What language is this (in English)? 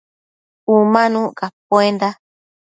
Matsés